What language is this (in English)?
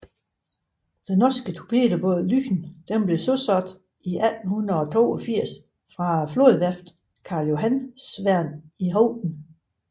Danish